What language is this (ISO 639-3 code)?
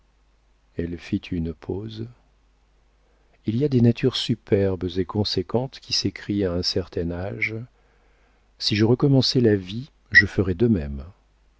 fra